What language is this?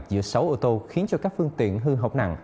Vietnamese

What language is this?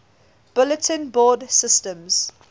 English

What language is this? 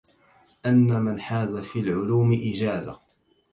Arabic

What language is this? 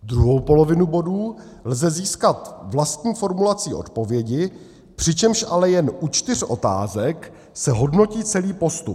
Czech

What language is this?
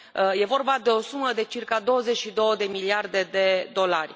Romanian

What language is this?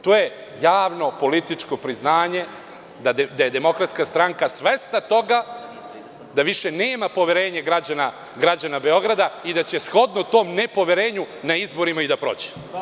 Serbian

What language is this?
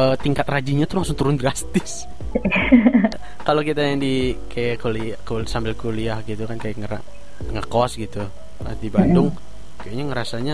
Indonesian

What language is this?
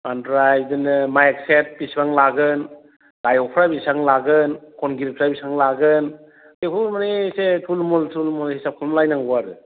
Bodo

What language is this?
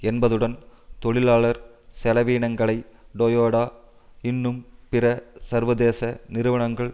Tamil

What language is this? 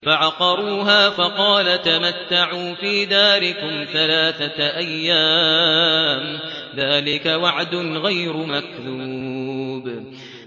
Arabic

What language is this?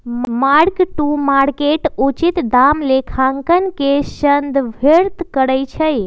Magahi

